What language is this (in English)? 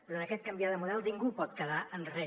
Catalan